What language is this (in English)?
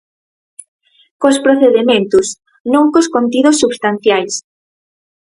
Galician